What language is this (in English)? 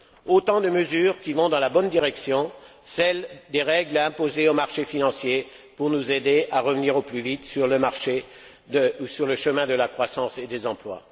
French